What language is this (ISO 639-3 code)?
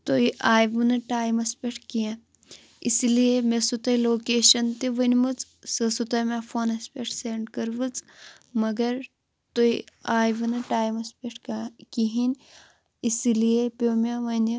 kas